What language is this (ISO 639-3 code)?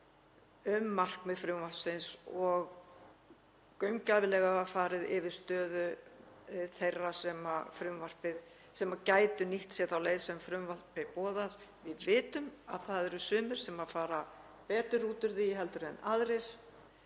isl